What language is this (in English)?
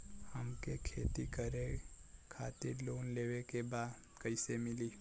Bhojpuri